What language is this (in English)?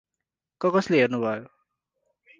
Nepali